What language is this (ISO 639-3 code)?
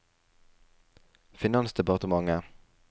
nor